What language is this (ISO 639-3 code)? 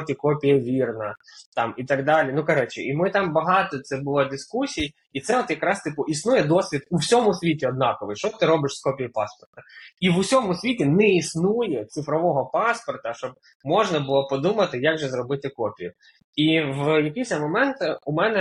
ukr